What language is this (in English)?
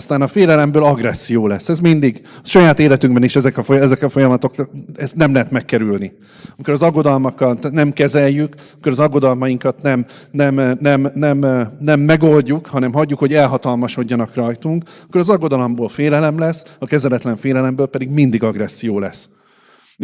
Hungarian